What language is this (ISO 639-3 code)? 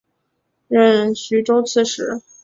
zho